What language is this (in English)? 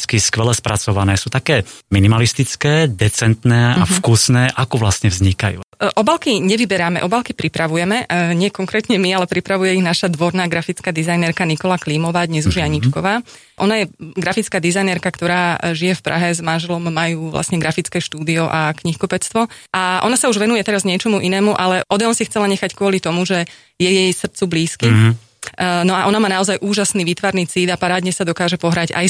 Slovak